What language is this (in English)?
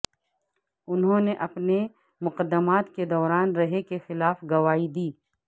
Urdu